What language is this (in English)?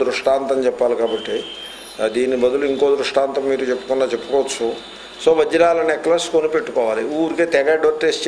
Hindi